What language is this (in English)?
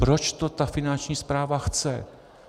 Czech